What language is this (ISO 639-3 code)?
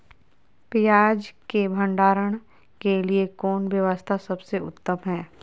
mag